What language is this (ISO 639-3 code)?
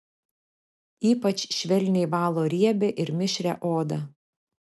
lit